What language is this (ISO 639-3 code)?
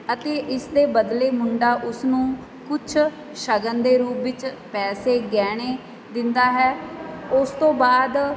pan